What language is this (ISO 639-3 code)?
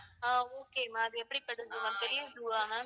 tam